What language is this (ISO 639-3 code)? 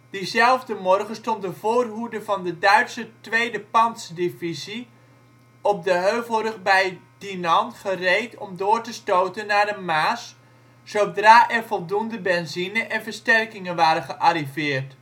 nld